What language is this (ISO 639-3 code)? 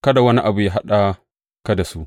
hau